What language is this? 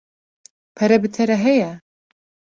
Kurdish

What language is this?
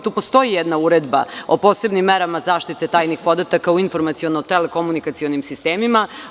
Serbian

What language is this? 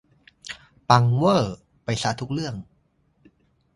Thai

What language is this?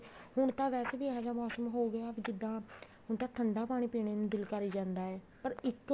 Punjabi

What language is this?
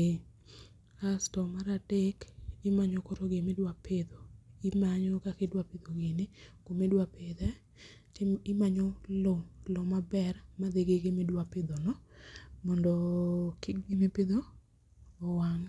Luo (Kenya and Tanzania)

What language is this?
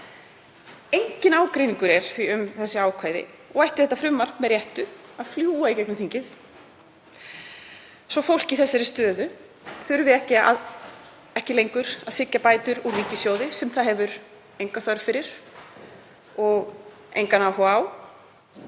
Icelandic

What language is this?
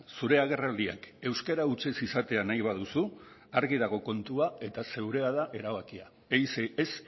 Basque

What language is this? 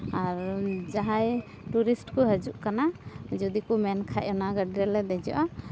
Santali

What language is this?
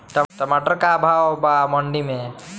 Bhojpuri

